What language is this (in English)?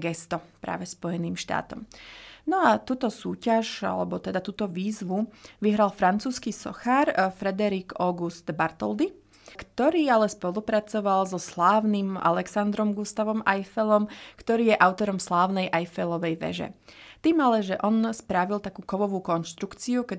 Slovak